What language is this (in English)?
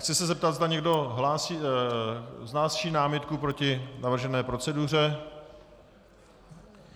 Czech